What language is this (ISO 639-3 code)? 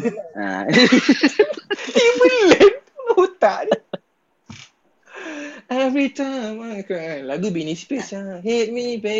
msa